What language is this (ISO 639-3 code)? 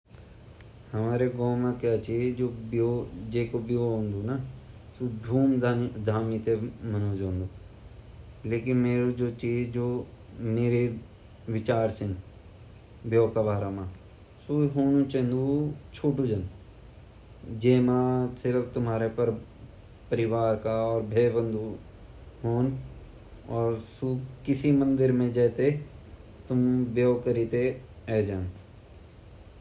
gbm